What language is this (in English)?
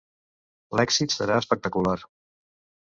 Catalan